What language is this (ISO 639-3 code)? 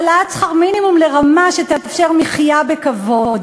heb